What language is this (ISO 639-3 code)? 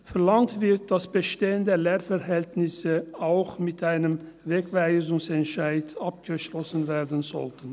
gsw